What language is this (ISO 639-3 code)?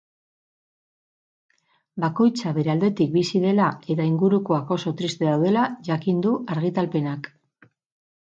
eus